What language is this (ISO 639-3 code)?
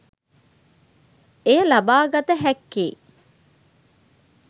sin